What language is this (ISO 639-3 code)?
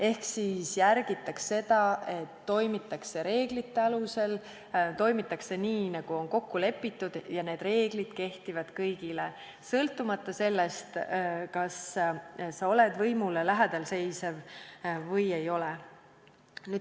est